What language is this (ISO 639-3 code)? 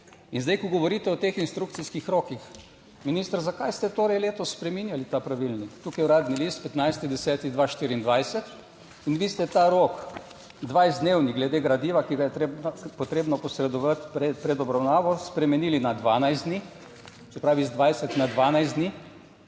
slv